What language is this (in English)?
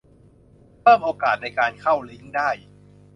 Thai